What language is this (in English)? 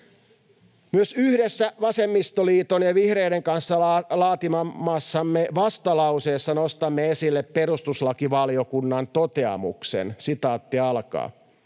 Finnish